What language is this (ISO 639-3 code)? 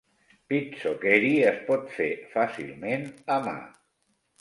cat